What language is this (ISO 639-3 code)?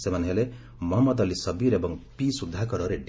ori